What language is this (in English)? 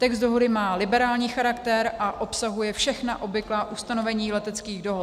Czech